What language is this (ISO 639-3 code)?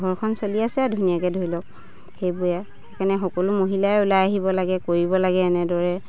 asm